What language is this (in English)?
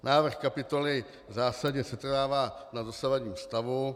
Czech